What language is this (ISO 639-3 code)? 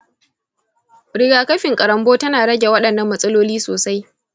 hau